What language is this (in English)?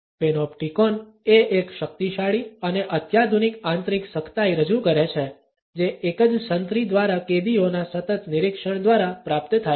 Gujarati